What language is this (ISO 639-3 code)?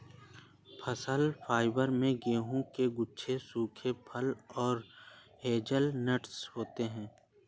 hin